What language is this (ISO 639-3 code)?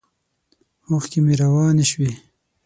pus